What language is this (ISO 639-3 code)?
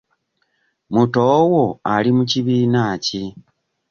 lug